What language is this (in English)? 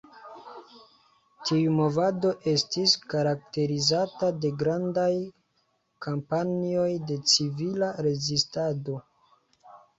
Esperanto